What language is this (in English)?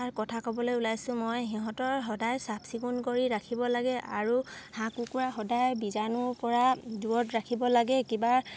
Assamese